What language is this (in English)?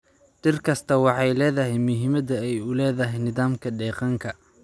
Somali